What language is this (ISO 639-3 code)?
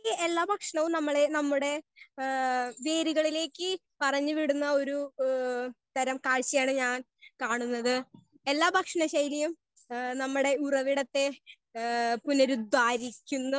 mal